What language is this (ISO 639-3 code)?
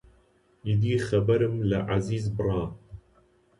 ckb